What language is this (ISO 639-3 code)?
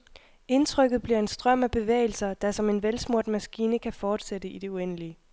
dan